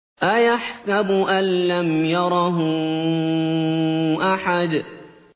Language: Arabic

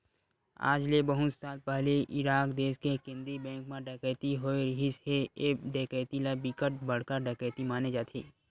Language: Chhattisgarhi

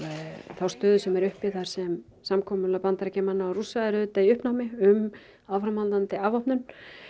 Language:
Icelandic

